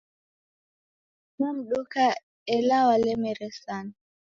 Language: Taita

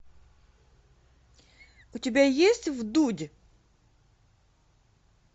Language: Russian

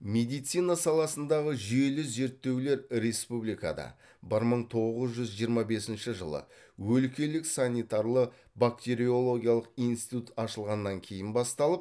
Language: Kazakh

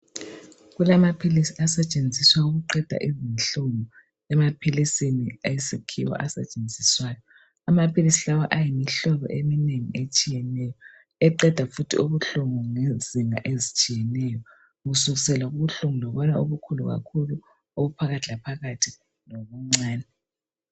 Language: North Ndebele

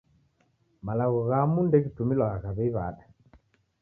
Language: Taita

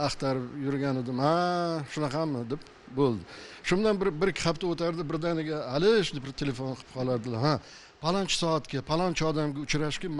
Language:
Turkish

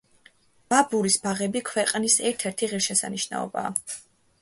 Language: Georgian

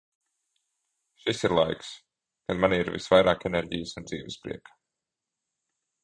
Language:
Latvian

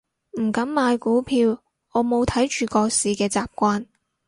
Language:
Cantonese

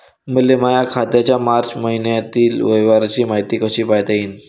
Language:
Marathi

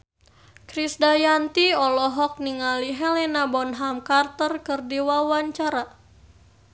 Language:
Sundanese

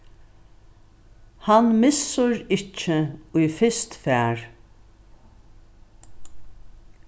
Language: Faroese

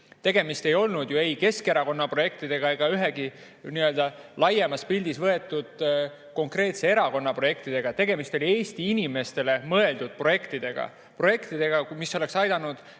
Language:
Estonian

